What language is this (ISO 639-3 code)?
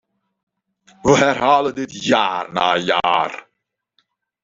nld